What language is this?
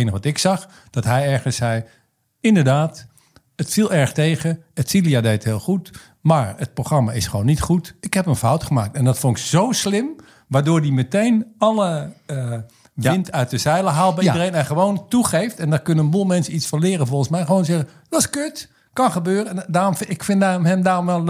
Dutch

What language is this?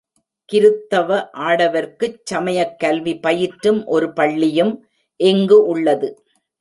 Tamil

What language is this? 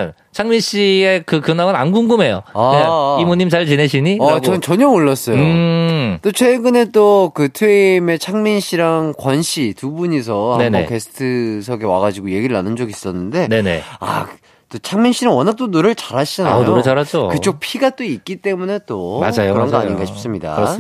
Korean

